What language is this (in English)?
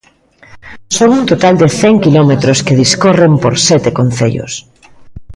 Galician